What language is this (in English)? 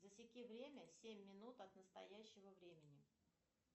Russian